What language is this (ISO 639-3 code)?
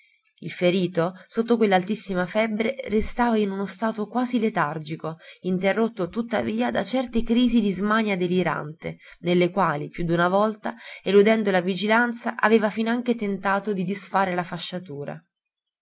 ita